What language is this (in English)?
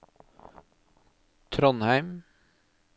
Norwegian